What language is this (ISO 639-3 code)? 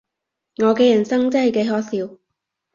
yue